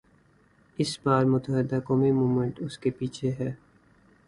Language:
Urdu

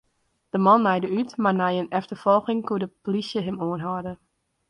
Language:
Western Frisian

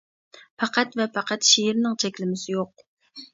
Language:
Uyghur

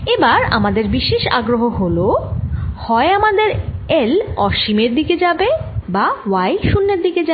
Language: Bangla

